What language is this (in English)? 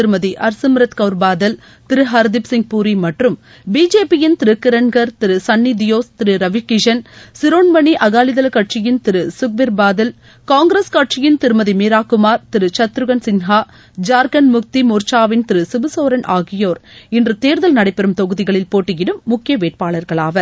Tamil